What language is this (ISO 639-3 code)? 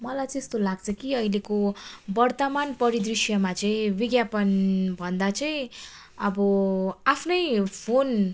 nep